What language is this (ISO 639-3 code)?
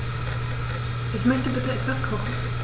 deu